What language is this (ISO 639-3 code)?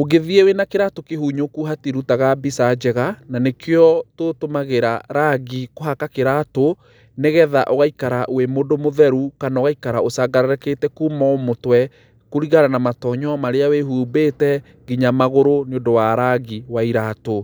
kik